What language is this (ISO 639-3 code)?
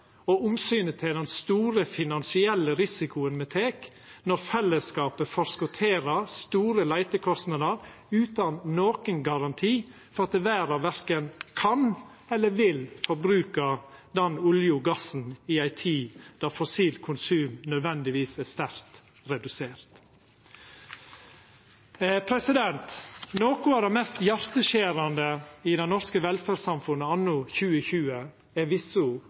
nno